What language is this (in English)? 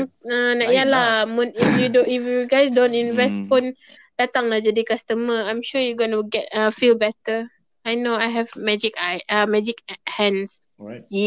Malay